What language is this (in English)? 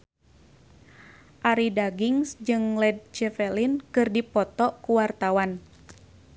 Sundanese